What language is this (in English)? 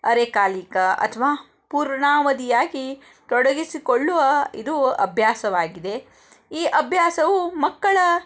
Kannada